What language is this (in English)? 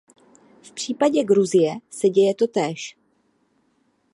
Czech